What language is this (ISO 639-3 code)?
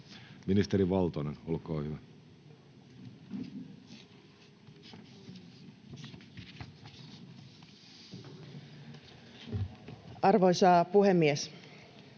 fin